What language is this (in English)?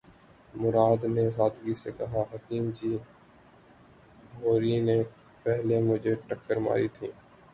Urdu